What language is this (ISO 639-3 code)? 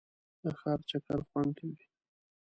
pus